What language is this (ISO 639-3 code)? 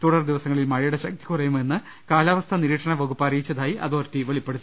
mal